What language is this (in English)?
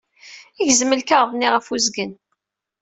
Kabyle